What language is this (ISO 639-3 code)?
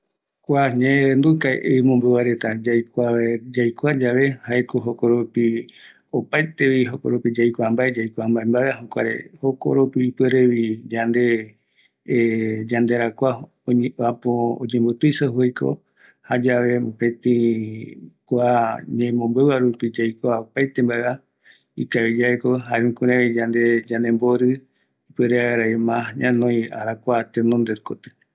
gui